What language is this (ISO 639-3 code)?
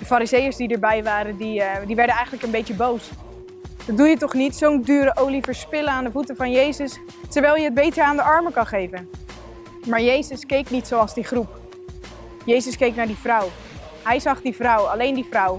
nld